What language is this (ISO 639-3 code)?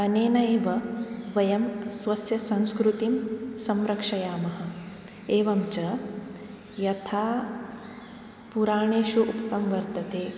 san